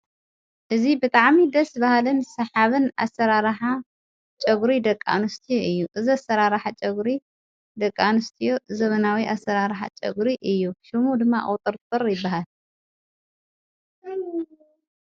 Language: Tigrinya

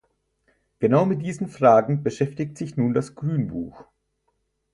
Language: German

